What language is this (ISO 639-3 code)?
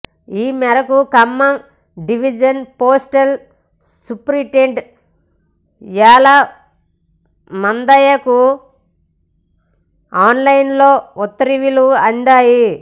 tel